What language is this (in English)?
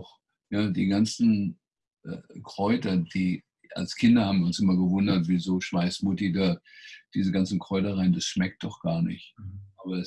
German